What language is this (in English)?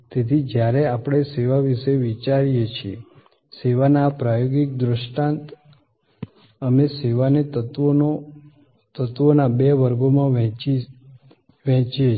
Gujarati